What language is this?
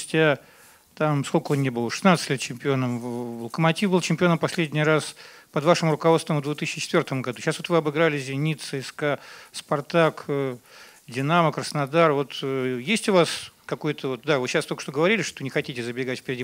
Russian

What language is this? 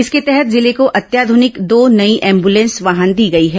Hindi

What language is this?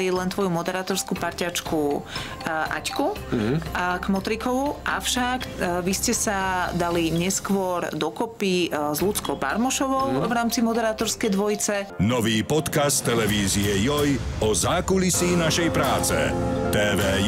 Slovak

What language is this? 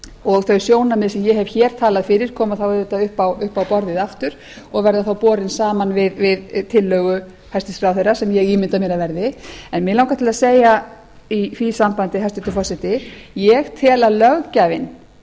Icelandic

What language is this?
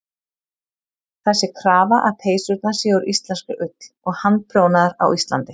Icelandic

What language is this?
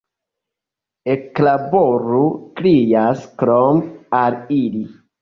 Esperanto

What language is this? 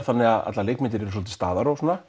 Icelandic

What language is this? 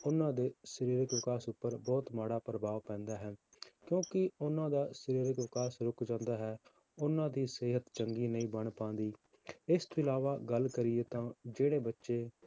Punjabi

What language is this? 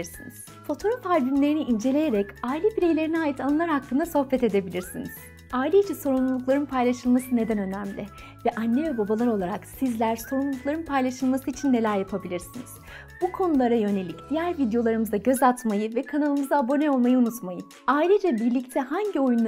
Turkish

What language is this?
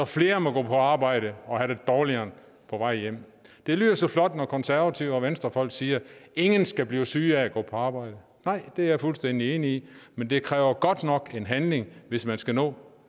Danish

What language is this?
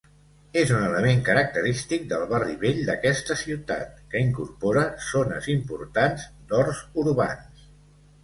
Catalan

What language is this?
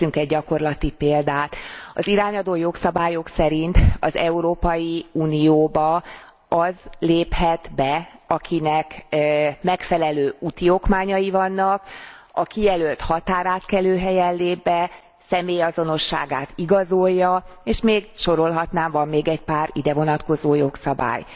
Hungarian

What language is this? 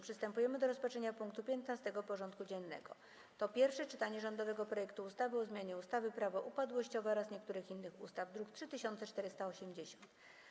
Polish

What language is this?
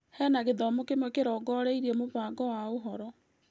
Kikuyu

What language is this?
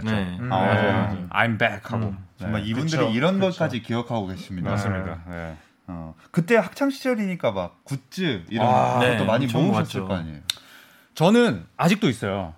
Korean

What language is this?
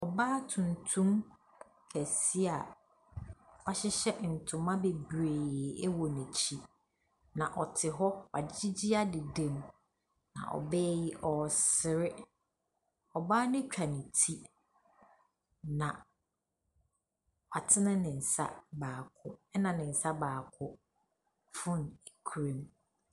Akan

